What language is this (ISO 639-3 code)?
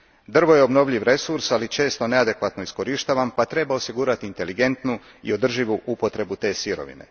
hrv